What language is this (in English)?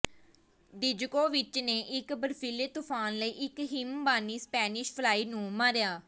Punjabi